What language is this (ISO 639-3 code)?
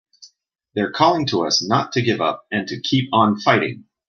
eng